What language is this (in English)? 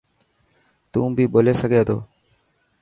Dhatki